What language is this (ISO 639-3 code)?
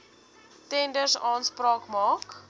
afr